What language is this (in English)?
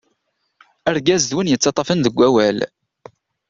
Kabyle